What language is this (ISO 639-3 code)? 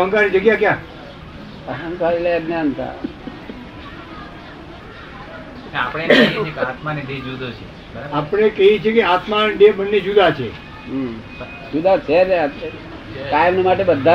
guj